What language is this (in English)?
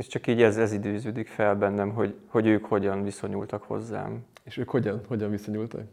Hungarian